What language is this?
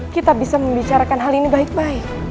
Indonesian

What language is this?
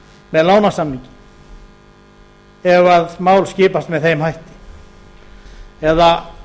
Icelandic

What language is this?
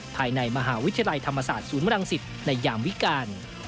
Thai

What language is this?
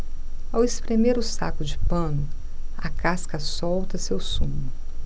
Portuguese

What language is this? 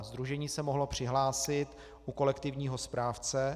Czech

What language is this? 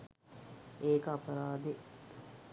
Sinhala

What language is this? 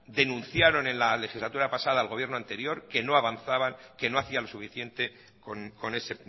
Spanish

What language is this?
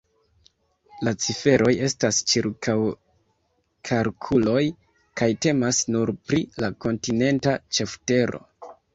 Esperanto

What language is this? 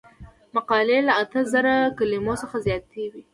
Pashto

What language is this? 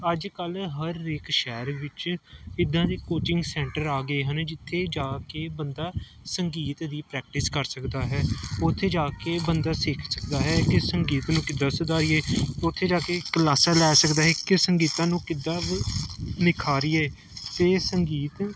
Punjabi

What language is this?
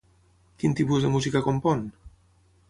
Catalan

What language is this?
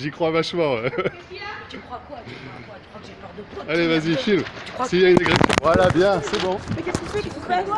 French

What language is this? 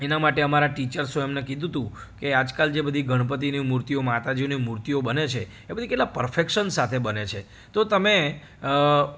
Gujarati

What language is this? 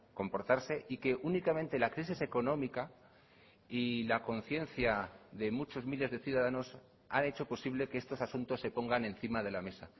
Spanish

